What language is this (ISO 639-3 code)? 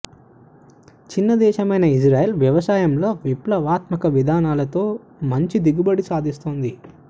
tel